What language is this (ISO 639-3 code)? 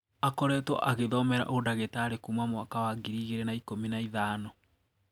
kik